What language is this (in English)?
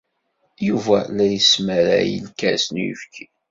Kabyle